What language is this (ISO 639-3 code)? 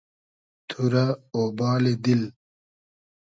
haz